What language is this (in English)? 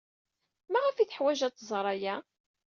Kabyle